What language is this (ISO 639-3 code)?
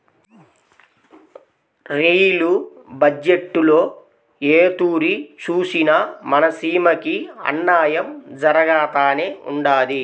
tel